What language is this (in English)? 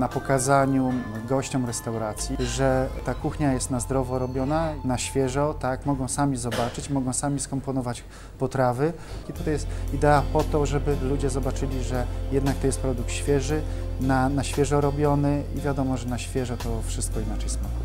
Polish